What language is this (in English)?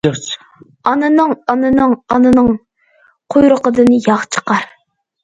Uyghur